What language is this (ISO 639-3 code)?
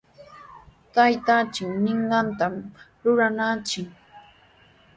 qws